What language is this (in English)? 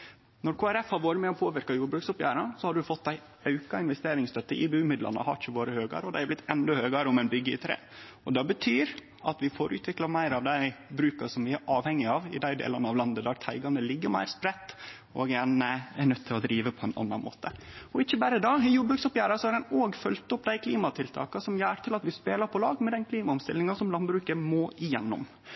Norwegian Nynorsk